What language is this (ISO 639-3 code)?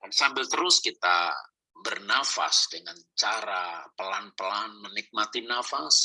ind